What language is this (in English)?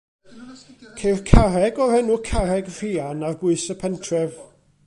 Welsh